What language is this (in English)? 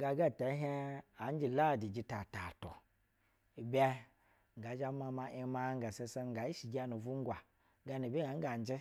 Basa (Nigeria)